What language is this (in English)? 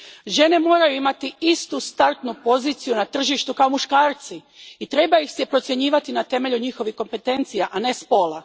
Croatian